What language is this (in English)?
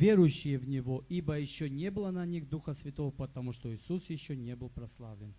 Russian